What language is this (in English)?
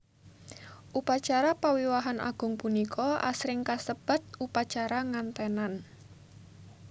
Javanese